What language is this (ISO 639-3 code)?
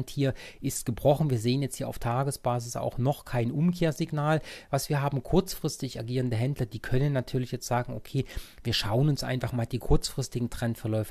deu